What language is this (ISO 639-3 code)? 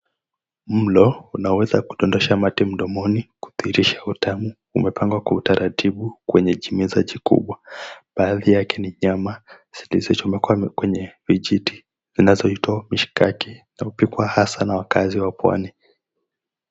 swa